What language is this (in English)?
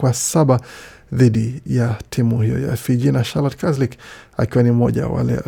Swahili